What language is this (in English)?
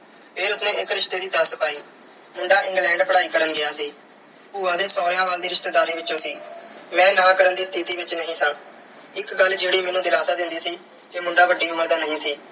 Punjabi